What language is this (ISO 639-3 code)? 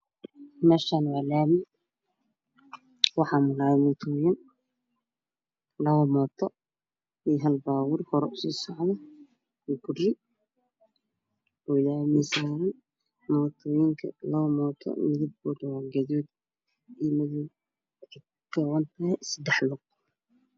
som